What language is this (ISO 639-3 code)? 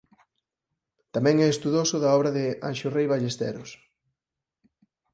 glg